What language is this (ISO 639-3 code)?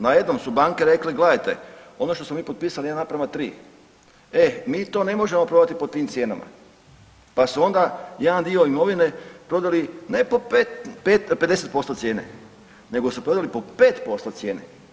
hrv